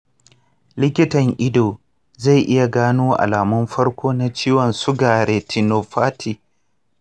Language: Hausa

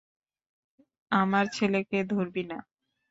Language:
Bangla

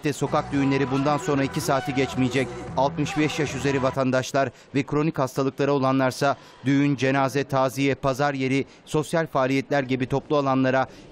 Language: Turkish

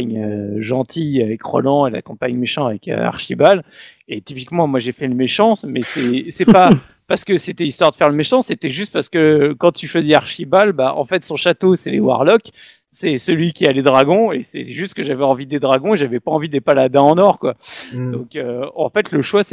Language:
French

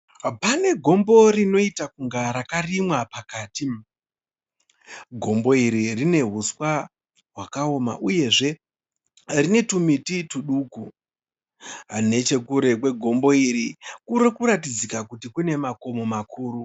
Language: Shona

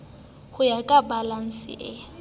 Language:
Southern Sotho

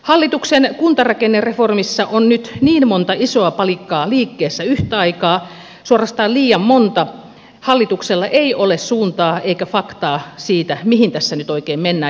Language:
Finnish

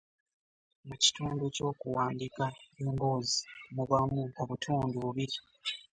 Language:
Ganda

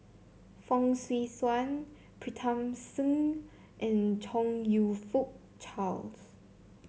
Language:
English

